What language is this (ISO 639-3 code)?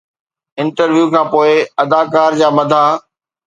snd